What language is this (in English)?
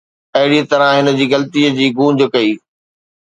Sindhi